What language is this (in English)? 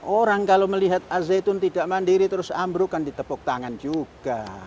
Indonesian